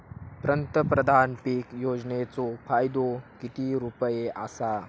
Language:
Marathi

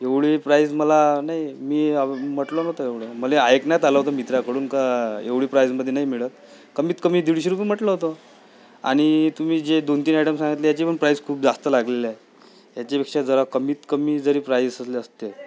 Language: Marathi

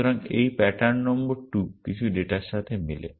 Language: Bangla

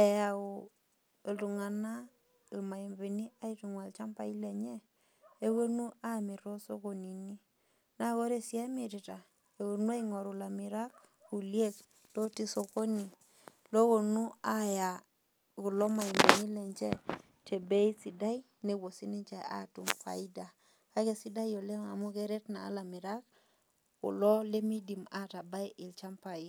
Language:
Masai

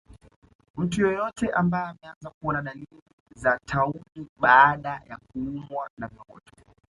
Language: Swahili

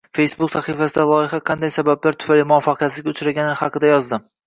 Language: Uzbek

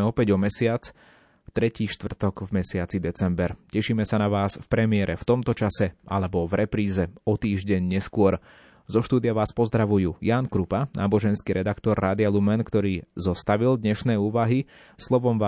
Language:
Slovak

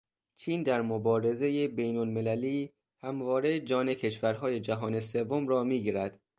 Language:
Persian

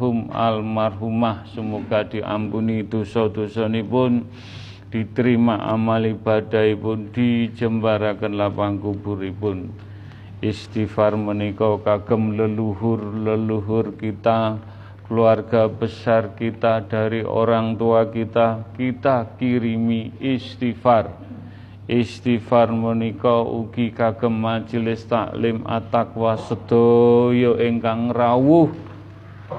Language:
Indonesian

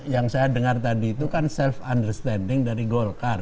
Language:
Indonesian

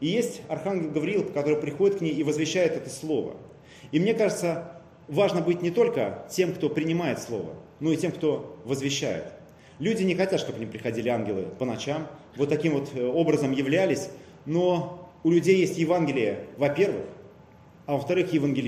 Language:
Russian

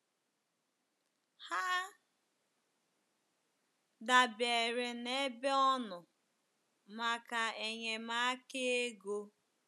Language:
Igbo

